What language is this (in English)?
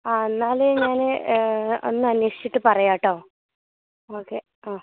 Malayalam